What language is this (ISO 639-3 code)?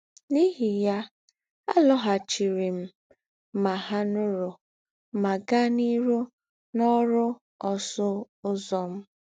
ibo